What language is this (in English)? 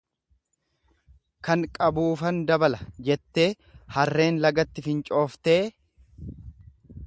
Oromo